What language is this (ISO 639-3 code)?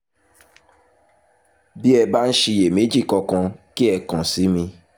yor